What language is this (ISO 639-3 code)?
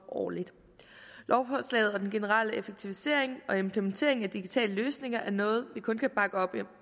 dan